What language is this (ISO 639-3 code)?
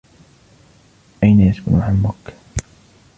ara